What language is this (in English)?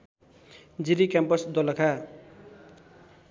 Nepali